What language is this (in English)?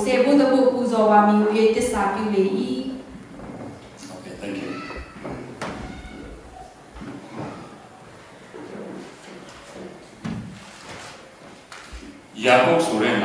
Romanian